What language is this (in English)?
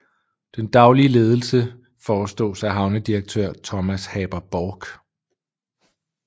Danish